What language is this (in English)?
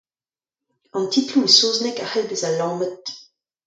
Breton